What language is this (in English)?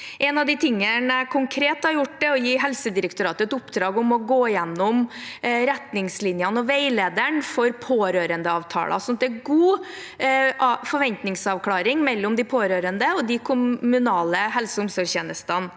Norwegian